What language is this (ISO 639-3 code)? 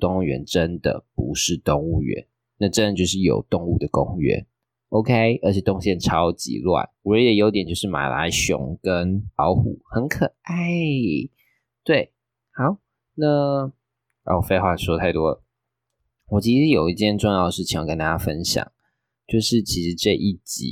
zho